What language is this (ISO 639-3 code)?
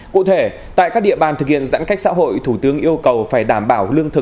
vie